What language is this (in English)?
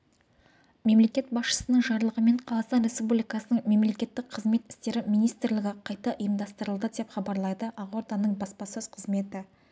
Kazakh